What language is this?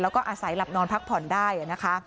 Thai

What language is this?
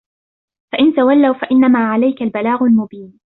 Arabic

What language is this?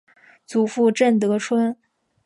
Chinese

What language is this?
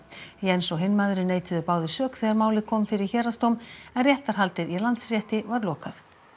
Icelandic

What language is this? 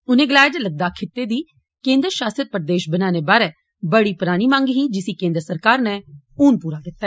Dogri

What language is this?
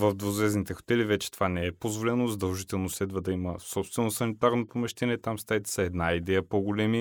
Bulgarian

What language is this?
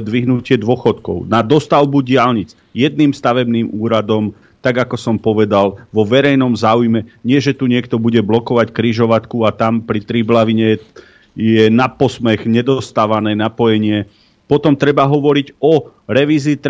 Slovak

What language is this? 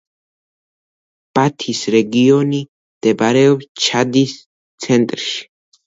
Georgian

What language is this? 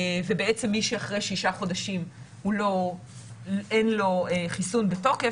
Hebrew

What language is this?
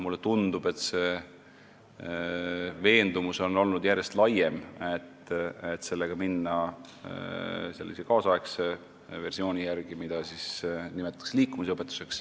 Estonian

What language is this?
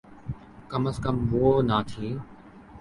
Urdu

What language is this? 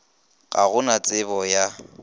Northern Sotho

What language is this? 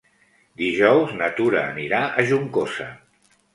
Catalan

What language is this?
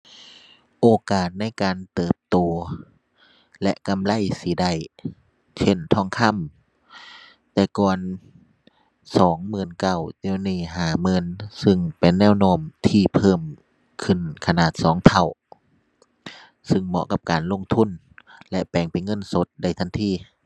Thai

